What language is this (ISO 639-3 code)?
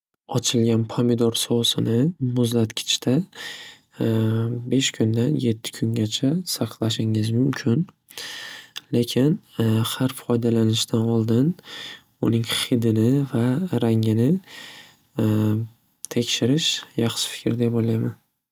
uzb